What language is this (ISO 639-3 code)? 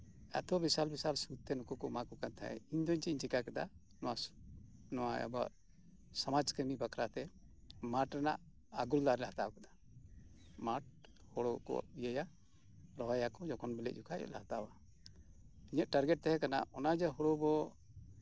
sat